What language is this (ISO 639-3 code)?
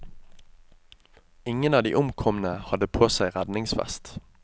nor